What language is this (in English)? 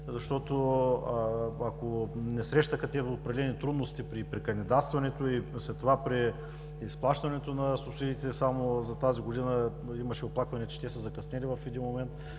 Bulgarian